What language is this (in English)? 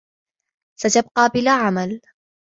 Arabic